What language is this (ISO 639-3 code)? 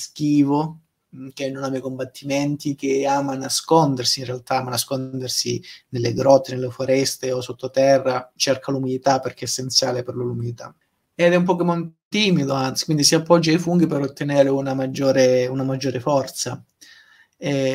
ita